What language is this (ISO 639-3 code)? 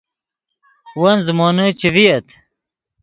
ydg